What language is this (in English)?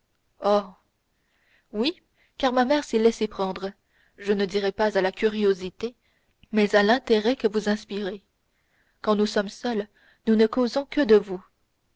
French